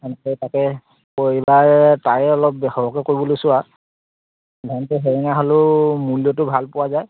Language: Assamese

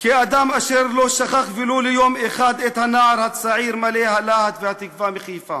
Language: Hebrew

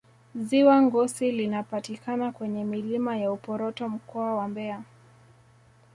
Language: Swahili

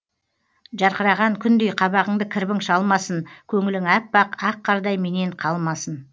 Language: Kazakh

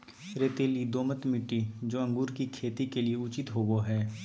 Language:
Magahi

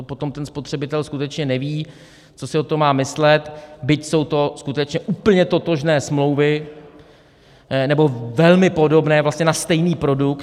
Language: Czech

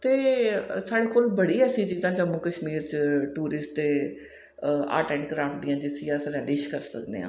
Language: Dogri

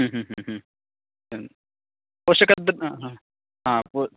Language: Sanskrit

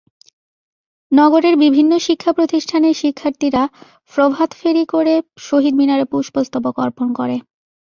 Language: Bangla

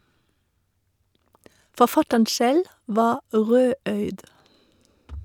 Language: Norwegian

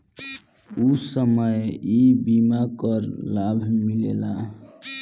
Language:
Bhojpuri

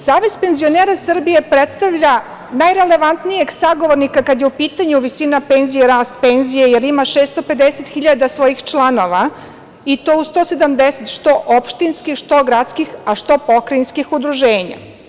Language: Serbian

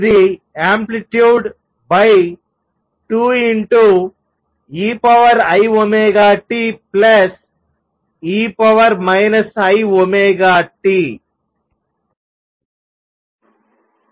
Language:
Telugu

